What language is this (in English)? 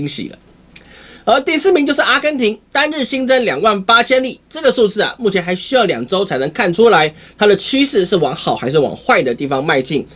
Chinese